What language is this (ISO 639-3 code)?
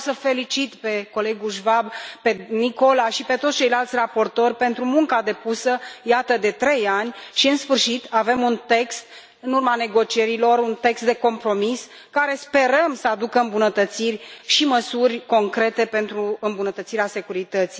ron